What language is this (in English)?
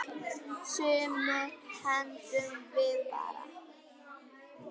Icelandic